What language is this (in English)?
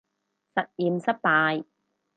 Cantonese